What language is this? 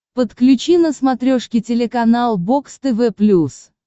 Russian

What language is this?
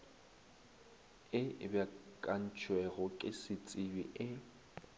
Northern Sotho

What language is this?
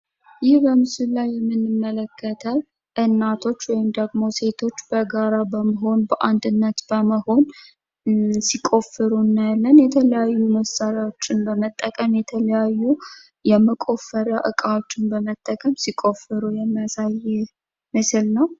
Amharic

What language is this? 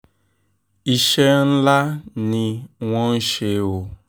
Yoruba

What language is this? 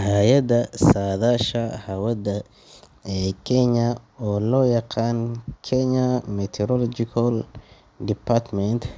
Somali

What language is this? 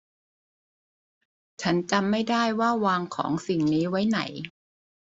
Thai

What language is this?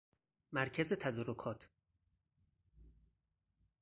Persian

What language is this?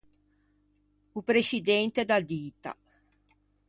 Ligurian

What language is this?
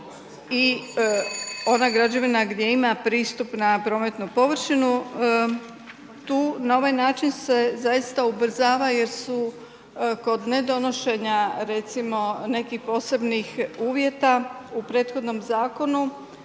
Croatian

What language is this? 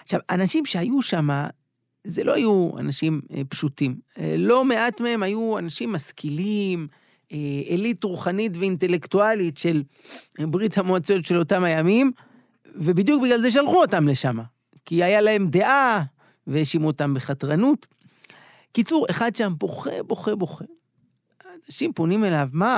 Hebrew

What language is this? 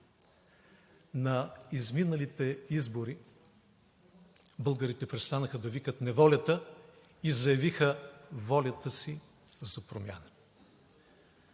Bulgarian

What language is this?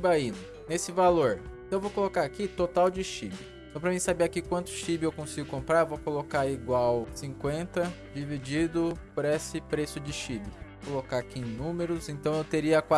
Portuguese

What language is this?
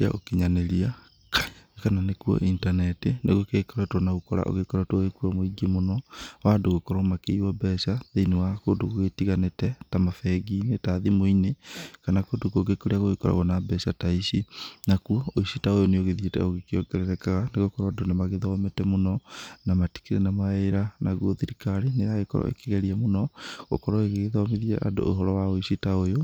Kikuyu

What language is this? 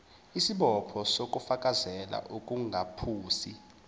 Zulu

